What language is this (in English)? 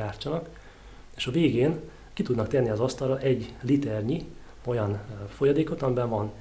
Hungarian